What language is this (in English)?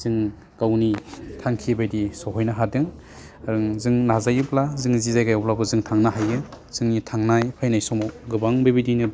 Bodo